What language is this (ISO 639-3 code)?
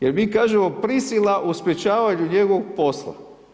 hrv